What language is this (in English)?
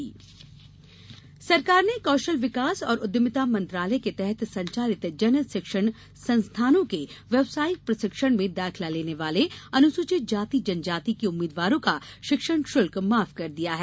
Hindi